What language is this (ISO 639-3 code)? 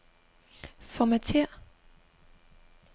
dan